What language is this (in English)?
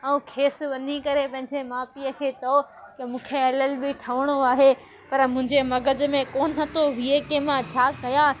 Sindhi